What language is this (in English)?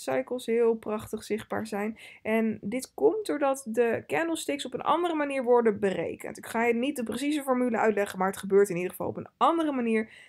Dutch